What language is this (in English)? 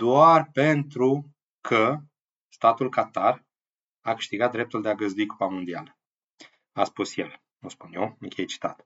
Romanian